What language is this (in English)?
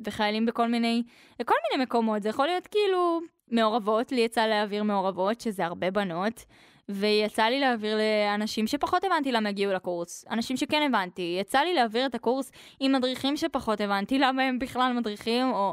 Hebrew